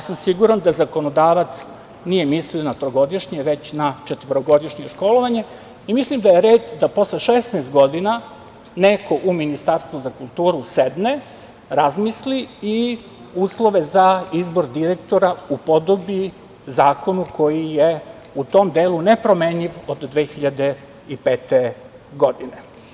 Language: Serbian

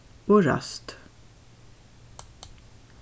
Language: Faroese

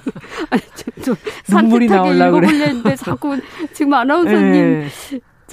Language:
Korean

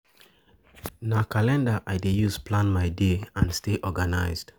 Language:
Nigerian Pidgin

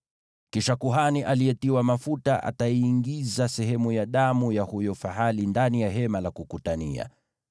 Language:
Swahili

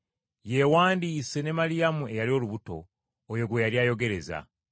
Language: Ganda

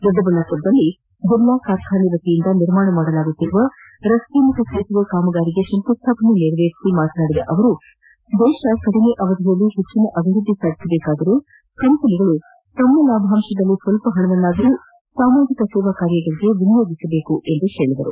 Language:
Kannada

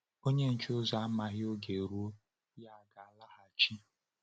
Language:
Igbo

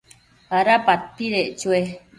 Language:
Matsés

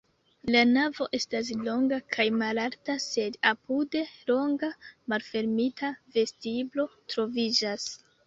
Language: Esperanto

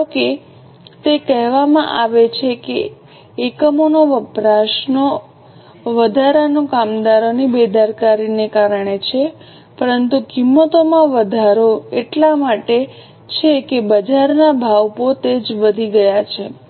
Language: Gujarati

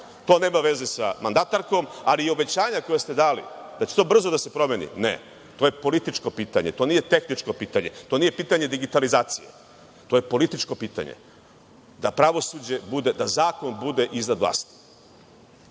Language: Serbian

